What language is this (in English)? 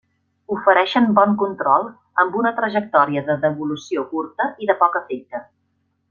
Catalan